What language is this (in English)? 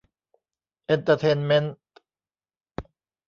Thai